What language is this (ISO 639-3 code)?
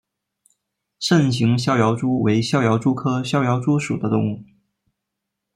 zho